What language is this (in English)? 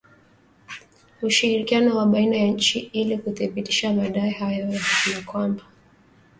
Swahili